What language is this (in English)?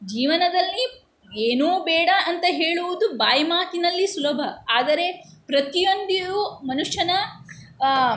Kannada